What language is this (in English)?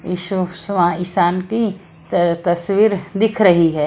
Hindi